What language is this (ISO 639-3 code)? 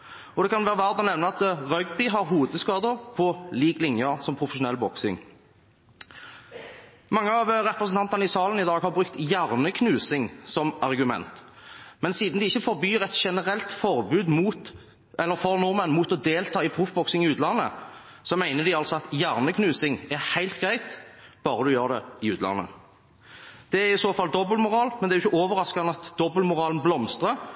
nob